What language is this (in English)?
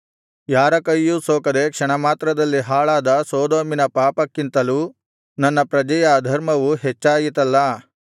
Kannada